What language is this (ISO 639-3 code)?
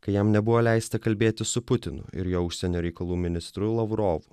lit